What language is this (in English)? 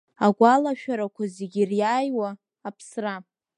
Abkhazian